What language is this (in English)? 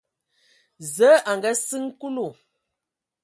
Ewondo